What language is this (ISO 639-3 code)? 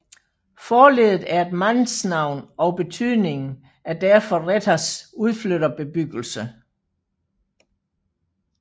dan